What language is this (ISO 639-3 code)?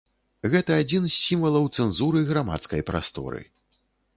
bel